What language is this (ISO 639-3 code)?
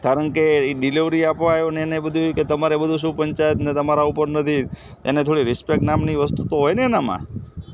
guj